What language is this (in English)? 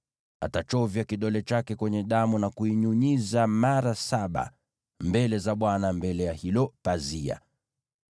Swahili